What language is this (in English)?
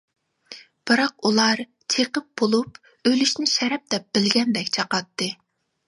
Uyghur